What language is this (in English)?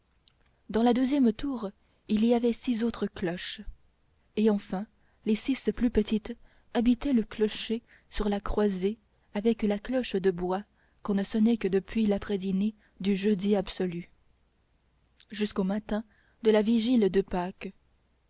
French